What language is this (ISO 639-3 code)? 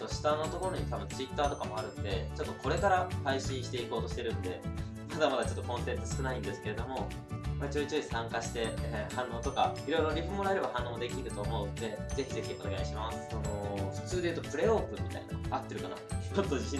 jpn